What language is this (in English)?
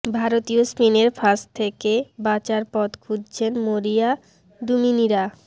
Bangla